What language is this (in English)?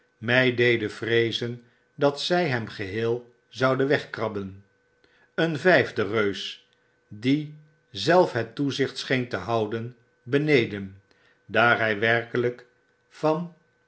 Dutch